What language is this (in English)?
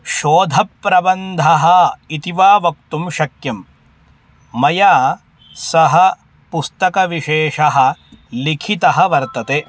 Sanskrit